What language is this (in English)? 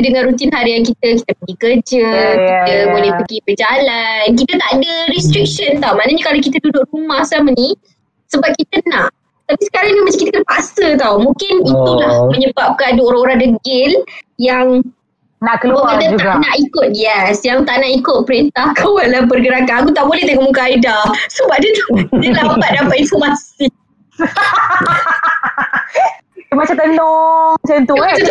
Malay